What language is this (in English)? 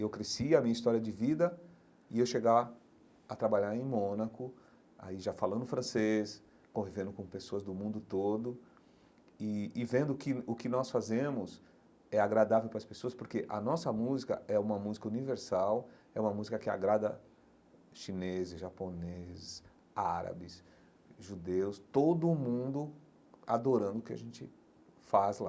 Portuguese